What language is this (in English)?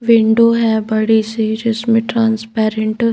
Hindi